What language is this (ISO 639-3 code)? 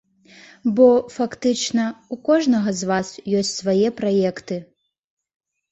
bel